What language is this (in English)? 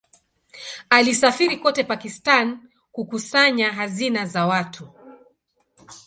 Swahili